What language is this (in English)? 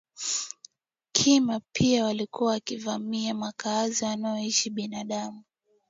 Swahili